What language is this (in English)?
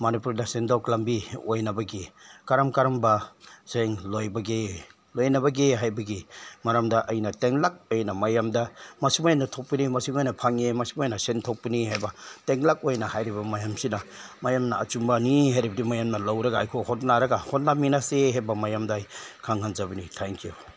Manipuri